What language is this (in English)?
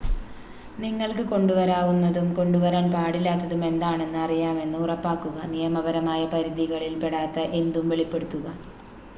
Malayalam